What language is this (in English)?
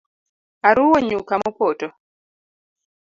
Luo (Kenya and Tanzania)